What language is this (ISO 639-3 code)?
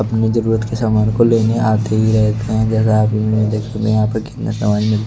hin